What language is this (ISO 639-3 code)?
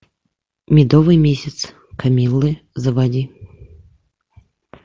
rus